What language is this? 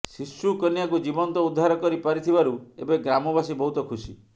Odia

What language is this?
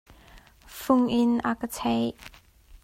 Hakha Chin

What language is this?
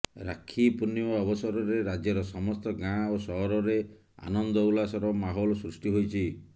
Odia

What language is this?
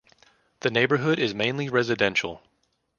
English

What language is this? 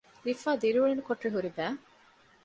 Divehi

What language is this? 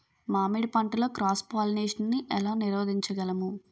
Telugu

